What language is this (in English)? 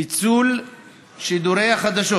Hebrew